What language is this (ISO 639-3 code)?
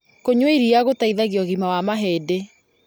kik